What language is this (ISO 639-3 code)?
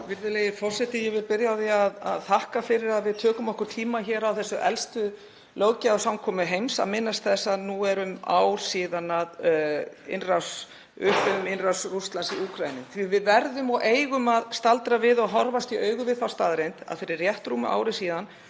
isl